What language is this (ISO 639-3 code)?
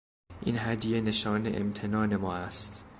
fas